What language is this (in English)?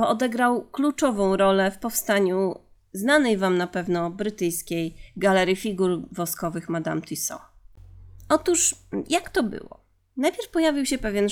Polish